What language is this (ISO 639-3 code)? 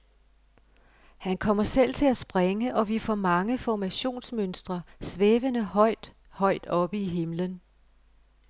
dan